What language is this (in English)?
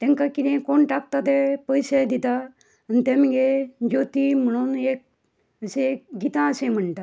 Konkani